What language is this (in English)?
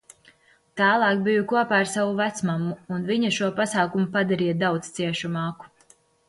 Latvian